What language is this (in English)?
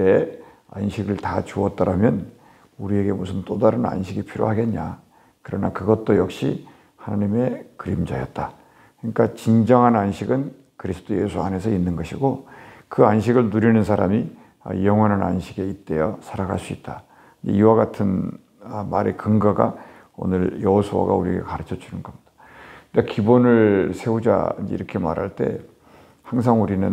Korean